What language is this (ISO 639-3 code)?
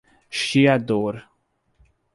por